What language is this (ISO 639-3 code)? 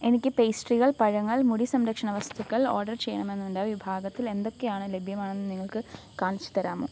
mal